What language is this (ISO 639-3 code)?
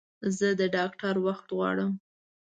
pus